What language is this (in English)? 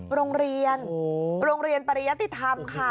Thai